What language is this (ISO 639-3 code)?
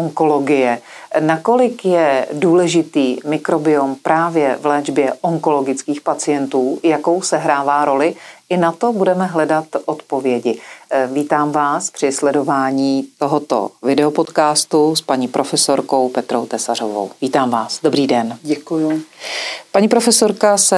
ces